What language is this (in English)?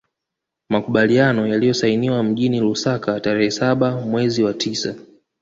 Swahili